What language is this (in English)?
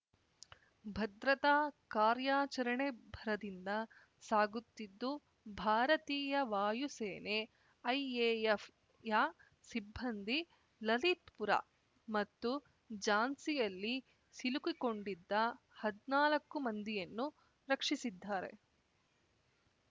Kannada